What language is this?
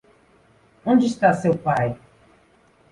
Portuguese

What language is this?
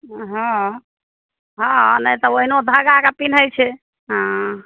Maithili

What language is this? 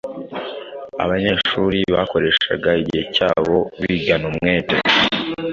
Kinyarwanda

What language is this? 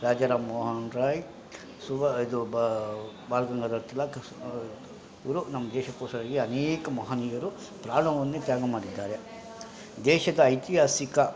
Kannada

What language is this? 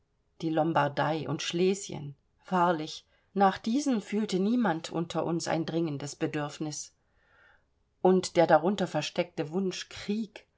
German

